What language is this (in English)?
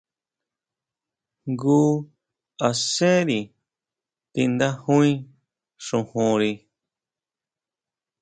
Huautla Mazatec